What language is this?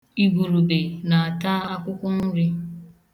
Igbo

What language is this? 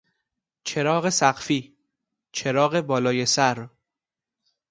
Persian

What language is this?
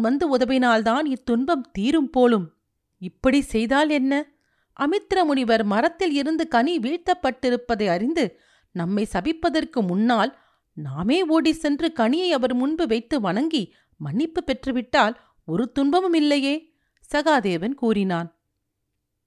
Tamil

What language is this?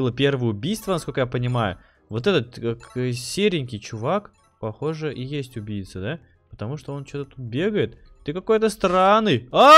Russian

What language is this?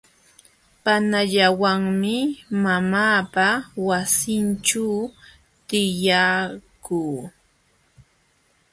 Jauja Wanca Quechua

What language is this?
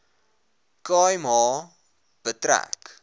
Afrikaans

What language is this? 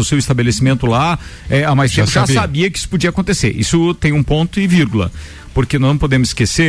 Portuguese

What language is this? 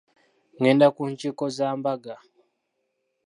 Ganda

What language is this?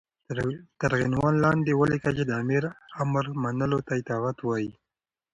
Pashto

